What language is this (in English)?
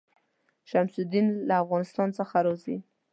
Pashto